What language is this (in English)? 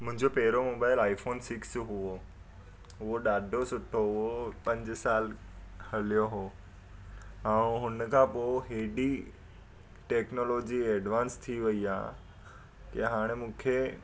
Sindhi